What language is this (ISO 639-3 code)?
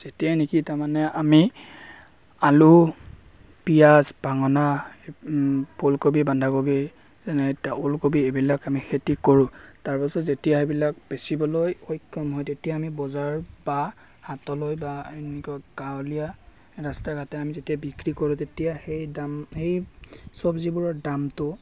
asm